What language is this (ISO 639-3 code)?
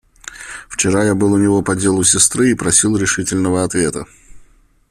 rus